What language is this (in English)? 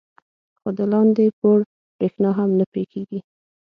Pashto